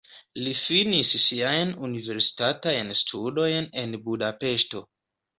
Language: Esperanto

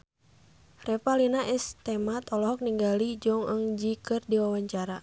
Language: Sundanese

